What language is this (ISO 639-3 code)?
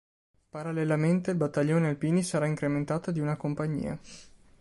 ita